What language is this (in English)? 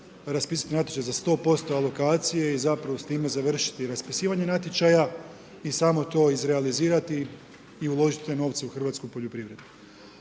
Croatian